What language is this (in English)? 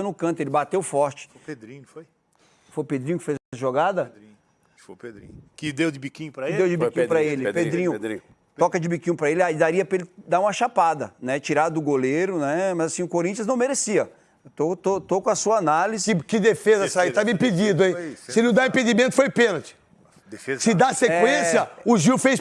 Portuguese